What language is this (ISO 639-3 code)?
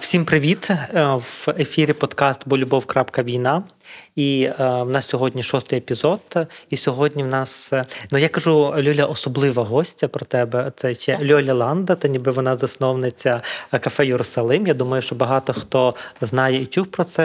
ukr